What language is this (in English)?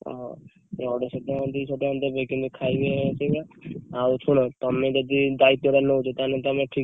Odia